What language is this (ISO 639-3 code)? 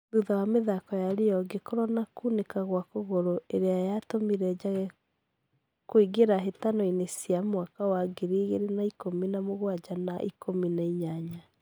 kik